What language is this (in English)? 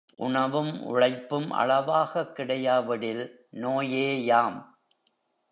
Tamil